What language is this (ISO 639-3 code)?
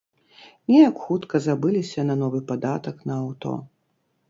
bel